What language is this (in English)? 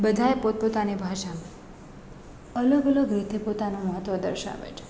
Gujarati